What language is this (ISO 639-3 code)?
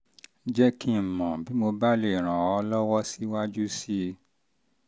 yor